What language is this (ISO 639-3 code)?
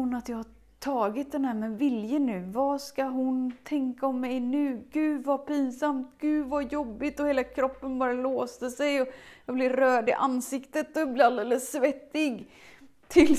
swe